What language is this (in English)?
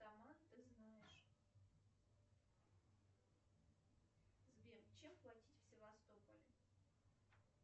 Russian